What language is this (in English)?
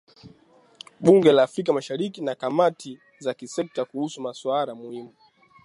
Swahili